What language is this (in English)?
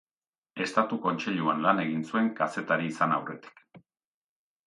Basque